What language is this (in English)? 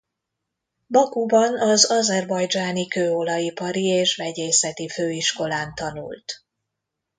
Hungarian